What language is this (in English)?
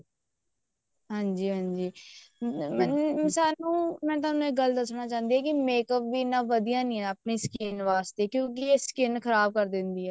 Punjabi